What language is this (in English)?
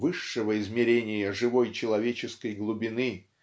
Russian